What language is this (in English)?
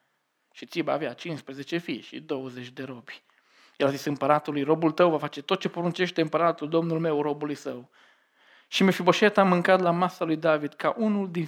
Romanian